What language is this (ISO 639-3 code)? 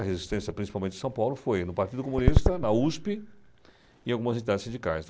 por